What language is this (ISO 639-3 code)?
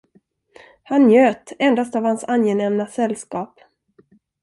swe